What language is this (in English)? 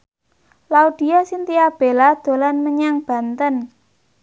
Javanese